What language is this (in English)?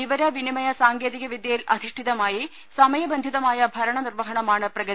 Malayalam